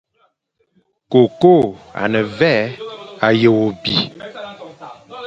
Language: Fang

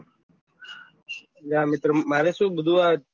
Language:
Gujarati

